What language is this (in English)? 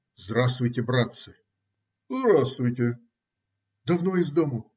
Russian